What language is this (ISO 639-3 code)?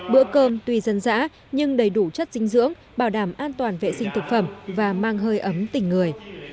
vie